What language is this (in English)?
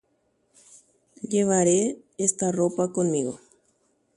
Guarani